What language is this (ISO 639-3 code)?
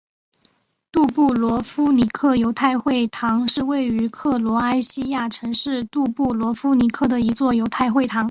zho